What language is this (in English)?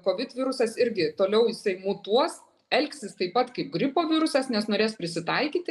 Lithuanian